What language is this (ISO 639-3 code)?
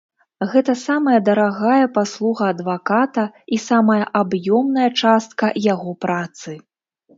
bel